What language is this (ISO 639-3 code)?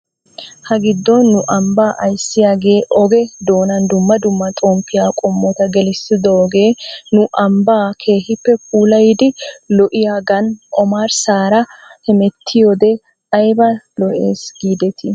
wal